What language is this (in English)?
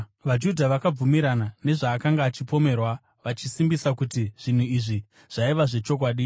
Shona